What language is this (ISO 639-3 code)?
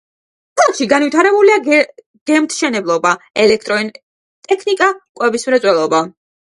kat